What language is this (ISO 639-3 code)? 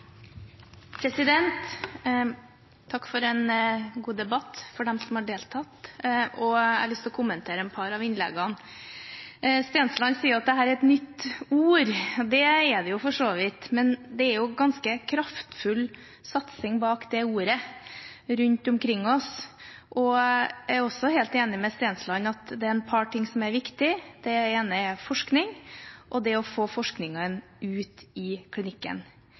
nob